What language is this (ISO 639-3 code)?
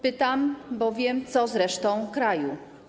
pol